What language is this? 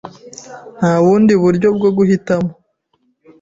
Kinyarwanda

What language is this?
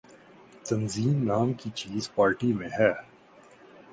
Urdu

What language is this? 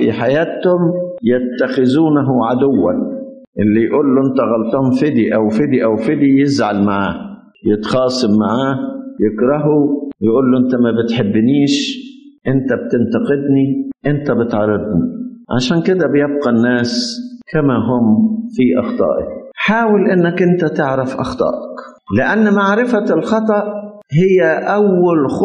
Arabic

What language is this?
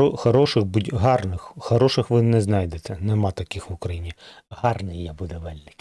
Ukrainian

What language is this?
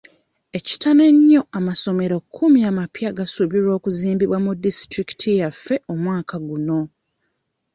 Ganda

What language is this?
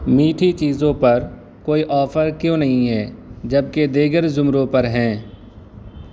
Urdu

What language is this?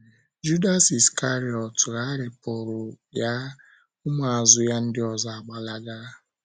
Igbo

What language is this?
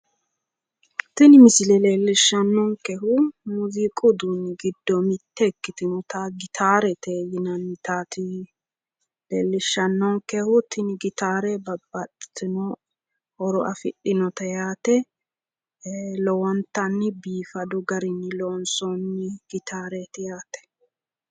Sidamo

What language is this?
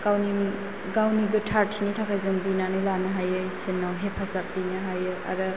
Bodo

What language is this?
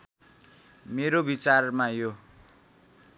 Nepali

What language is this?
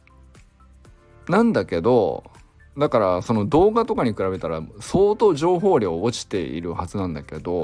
Japanese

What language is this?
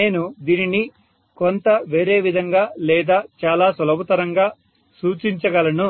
Telugu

